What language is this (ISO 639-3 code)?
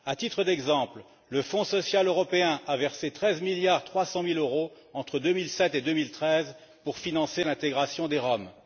fra